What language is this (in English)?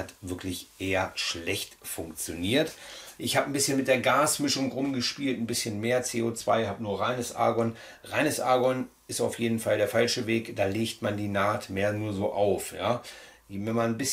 German